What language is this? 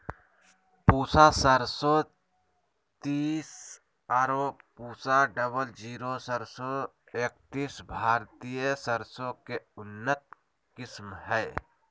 Magahi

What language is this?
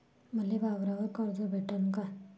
Marathi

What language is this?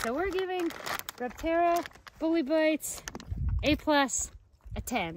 English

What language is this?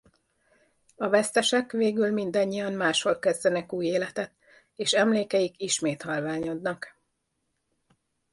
Hungarian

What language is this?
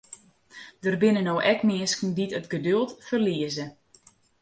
Western Frisian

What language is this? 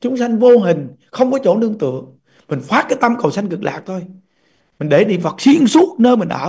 Vietnamese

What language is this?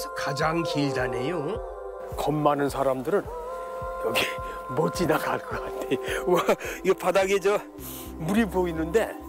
Korean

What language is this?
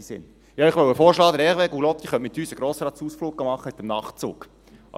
Swiss German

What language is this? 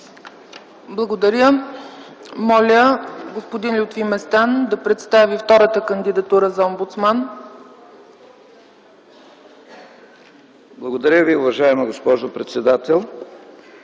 Bulgarian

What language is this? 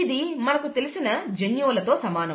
Telugu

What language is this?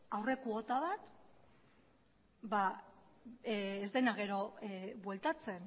Basque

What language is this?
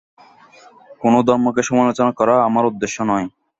Bangla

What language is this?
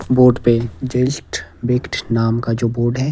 Hindi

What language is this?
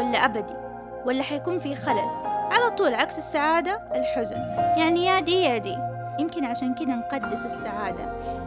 Arabic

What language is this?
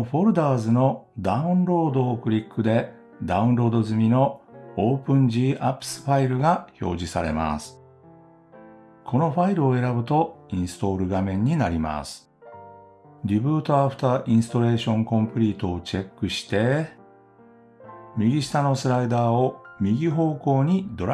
Japanese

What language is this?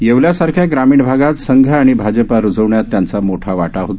Marathi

